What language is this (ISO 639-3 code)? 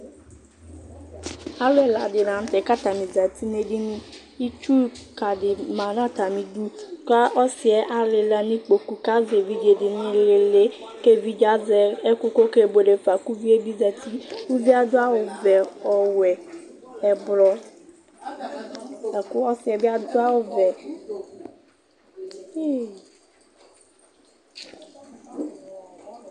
kpo